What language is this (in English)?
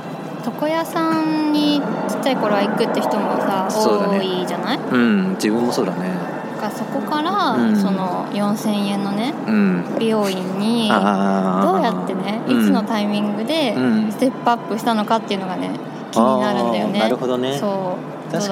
Japanese